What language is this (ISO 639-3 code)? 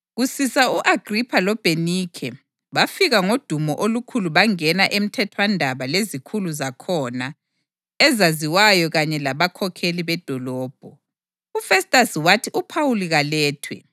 nde